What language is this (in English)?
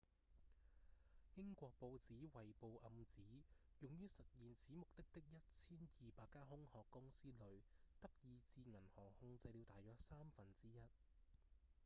Cantonese